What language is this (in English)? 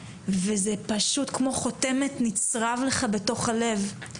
Hebrew